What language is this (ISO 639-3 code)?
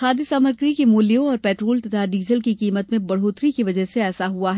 hin